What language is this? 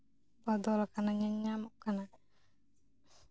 Santali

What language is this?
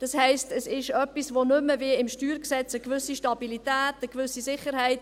Swiss German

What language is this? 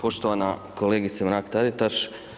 Croatian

